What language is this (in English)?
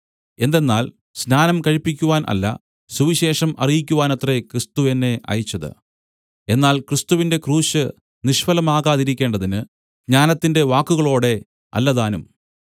Malayalam